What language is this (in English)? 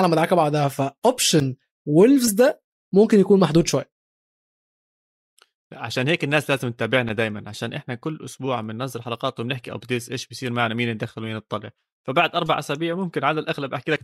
Arabic